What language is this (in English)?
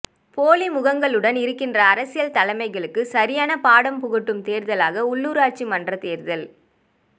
Tamil